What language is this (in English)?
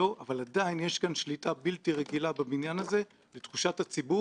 Hebrew